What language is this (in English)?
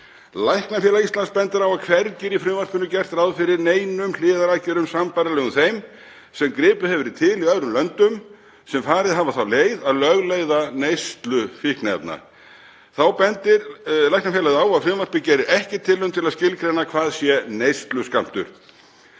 Icelandic